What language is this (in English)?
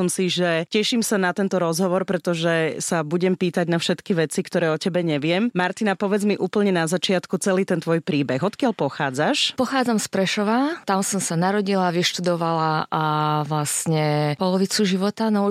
Slovak